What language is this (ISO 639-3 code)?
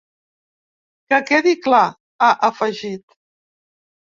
cat